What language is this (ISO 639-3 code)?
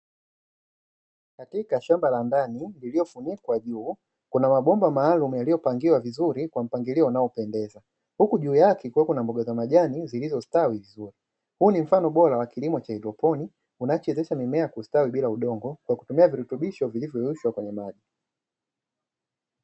swa